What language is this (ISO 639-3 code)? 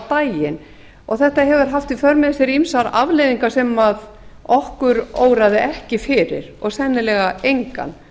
isl